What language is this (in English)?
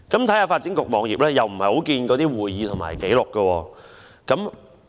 Cantonese